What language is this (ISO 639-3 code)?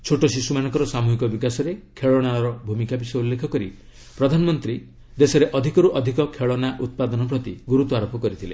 ori